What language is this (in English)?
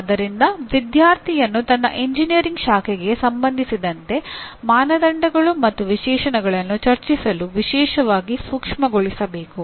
Kannada